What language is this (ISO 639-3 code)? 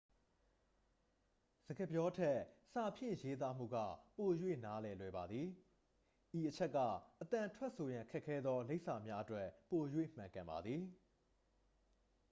mya